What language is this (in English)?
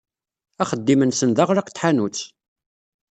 Kabyle